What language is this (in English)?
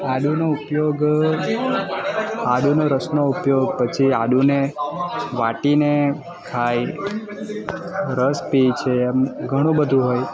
Gujarati